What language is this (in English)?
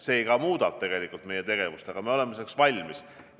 Estonian